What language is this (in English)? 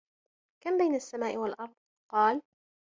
Arabic